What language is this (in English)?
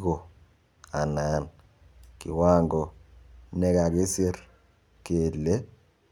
Kalenjin